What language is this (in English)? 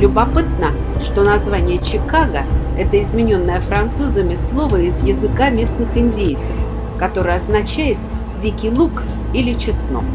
Russian